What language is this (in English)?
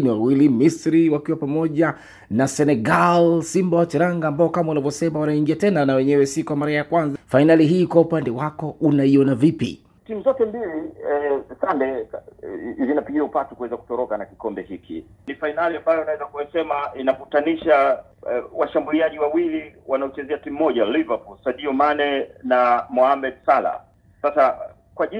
Swahili